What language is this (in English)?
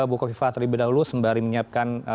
Indonesian